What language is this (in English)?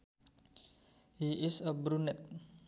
Sundanese